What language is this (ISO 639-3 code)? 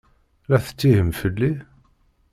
kab